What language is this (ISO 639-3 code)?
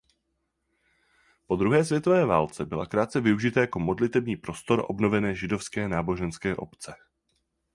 ces